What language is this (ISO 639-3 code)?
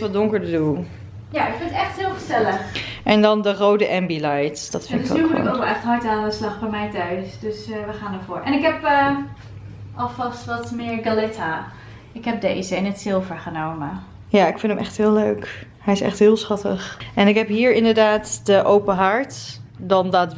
nld